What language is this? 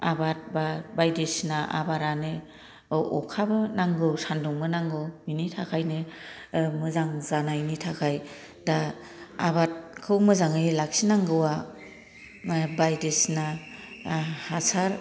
Bodo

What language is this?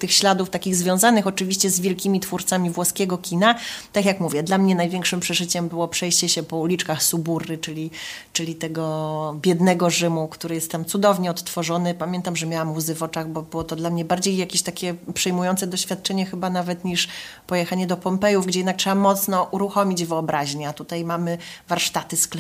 Polish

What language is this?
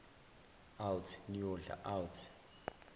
Zulu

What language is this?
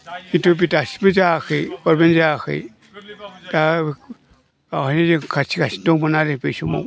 Bodo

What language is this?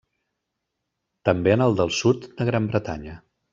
Catalan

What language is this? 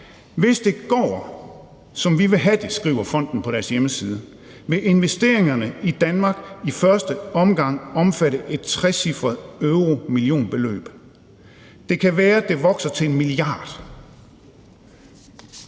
Danish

